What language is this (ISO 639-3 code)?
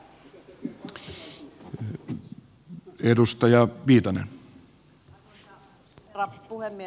fin